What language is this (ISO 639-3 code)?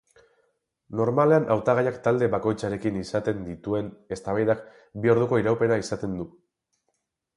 eus